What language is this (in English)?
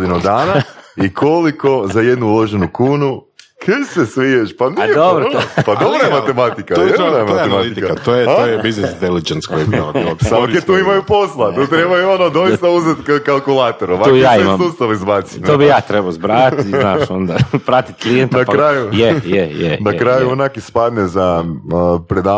Croatian